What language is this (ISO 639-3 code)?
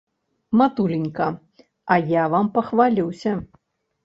bel